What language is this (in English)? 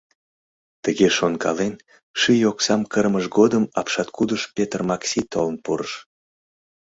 Mari